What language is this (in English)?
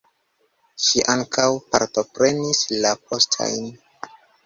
Esperanto